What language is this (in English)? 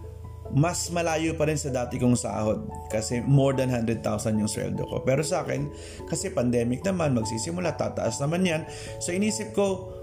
Filipino